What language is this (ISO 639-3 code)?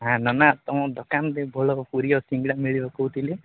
ori